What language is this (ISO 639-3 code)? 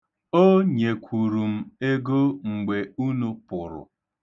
ibo